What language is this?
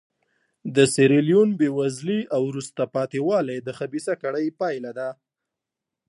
Pashto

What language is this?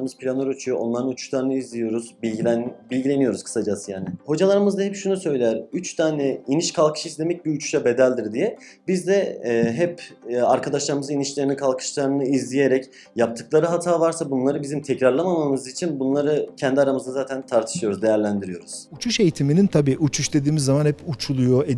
Turkish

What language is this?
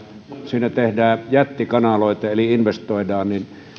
Finnish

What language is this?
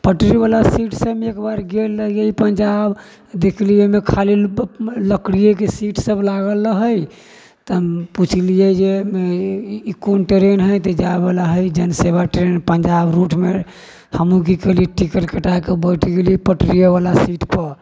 Maithili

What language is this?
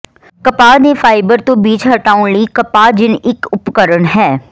Punjabi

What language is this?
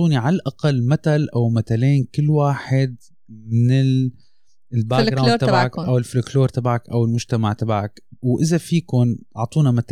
Arabic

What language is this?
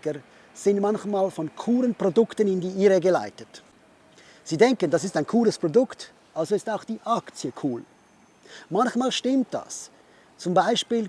German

